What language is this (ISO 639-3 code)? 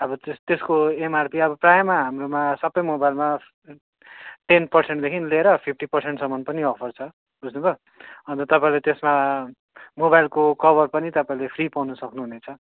nep